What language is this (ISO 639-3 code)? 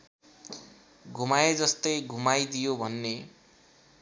nep